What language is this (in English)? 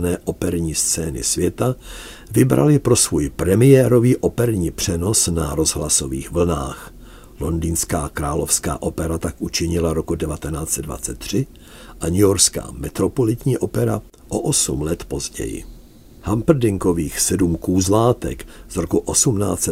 Czech